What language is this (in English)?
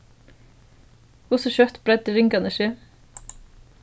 Faroese